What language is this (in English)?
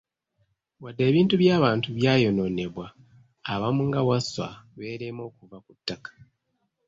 Ganda